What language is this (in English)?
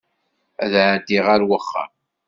Kabyle